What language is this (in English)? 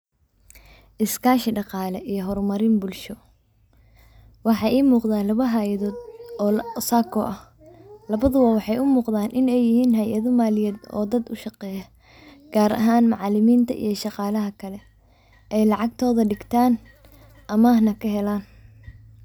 Somali